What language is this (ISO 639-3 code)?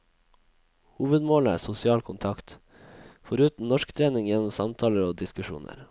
nor